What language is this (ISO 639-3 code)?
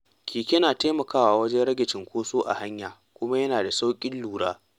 hau